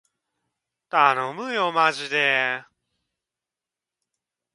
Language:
Japanese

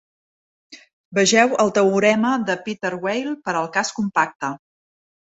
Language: Catalan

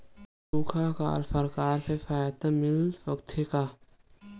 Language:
Chhattisgarhi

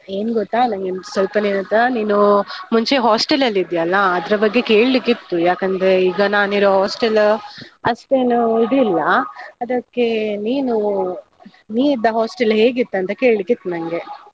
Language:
Kannada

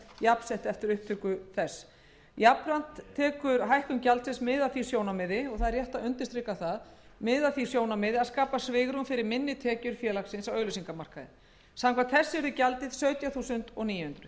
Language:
Icelandic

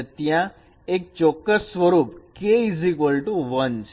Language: Gujarati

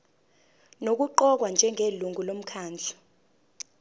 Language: Zulu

